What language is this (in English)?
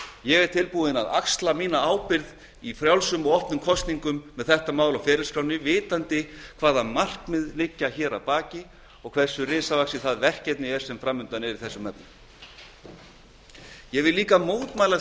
Icelandic